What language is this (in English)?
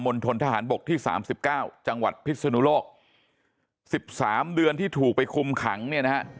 Thai